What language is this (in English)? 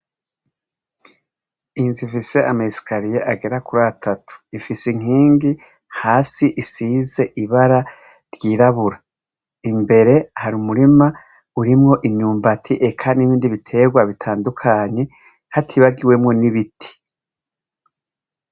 Rundi